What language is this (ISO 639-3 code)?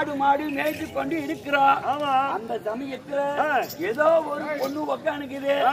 ara